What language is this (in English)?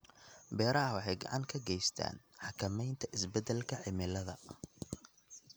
Somali